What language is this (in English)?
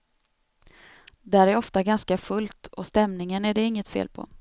Swedish